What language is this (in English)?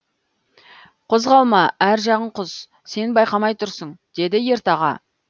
Kazakh